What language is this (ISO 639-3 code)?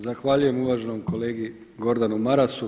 hrv